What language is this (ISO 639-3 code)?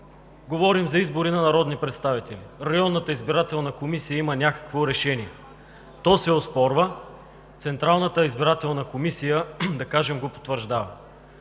bul